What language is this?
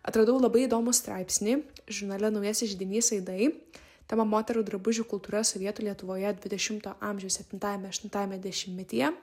Lithuanian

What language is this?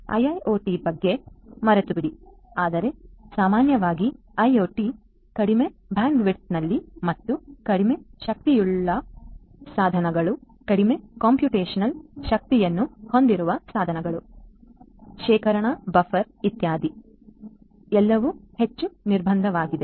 Kannada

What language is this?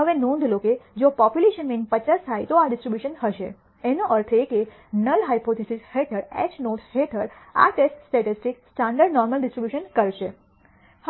Gujarati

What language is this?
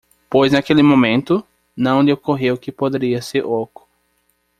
Portuguese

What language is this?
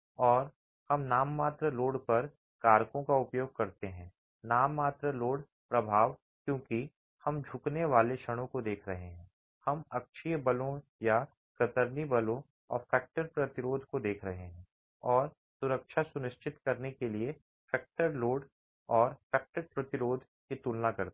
Hindi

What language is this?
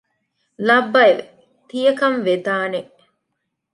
Divehi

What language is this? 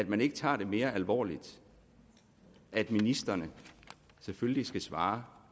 Danish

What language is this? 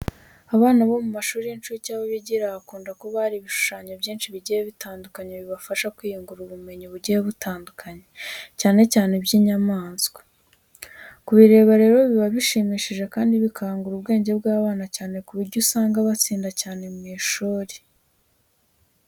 Kinyarwanda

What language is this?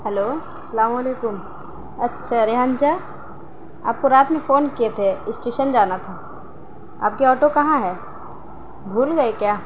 Urdu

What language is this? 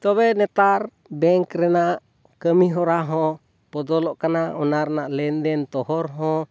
Santali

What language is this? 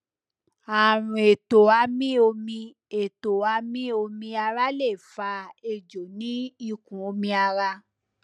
Yoruba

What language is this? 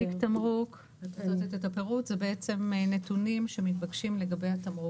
Hebrew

